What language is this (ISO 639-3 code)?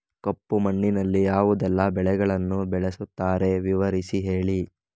kan